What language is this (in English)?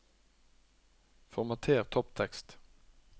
Norwegian